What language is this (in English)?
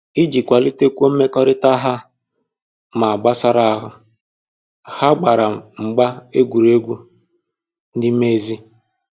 Igbo